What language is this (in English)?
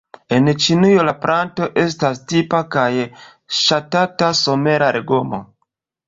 Esperanto